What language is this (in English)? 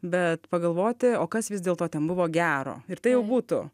Lithuanian